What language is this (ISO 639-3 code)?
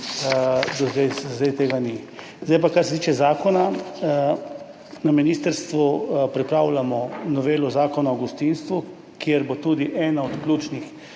slv